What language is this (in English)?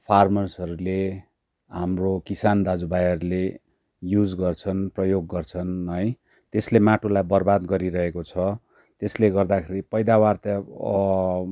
Nepali